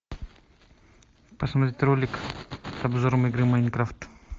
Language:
Russian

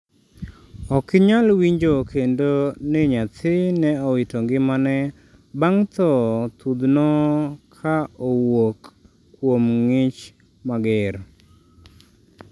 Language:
Luo (Kenya and Tanzania)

